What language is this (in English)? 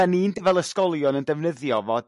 Welsh